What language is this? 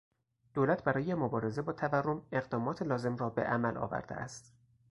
Persian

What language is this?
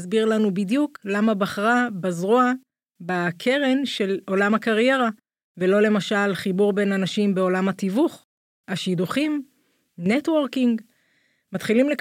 Hebrew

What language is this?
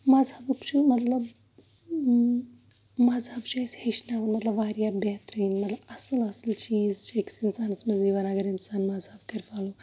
Kashmiri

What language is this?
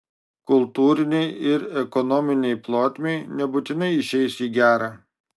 Lithuanian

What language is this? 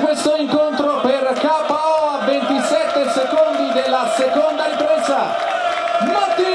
Italian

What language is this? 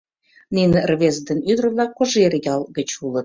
Mari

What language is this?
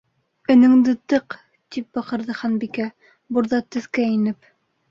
Bashkir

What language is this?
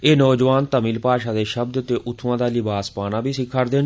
Dogri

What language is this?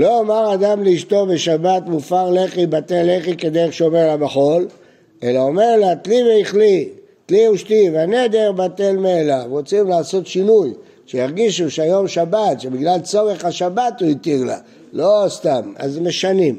Hebrew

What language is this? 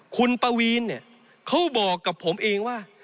Thai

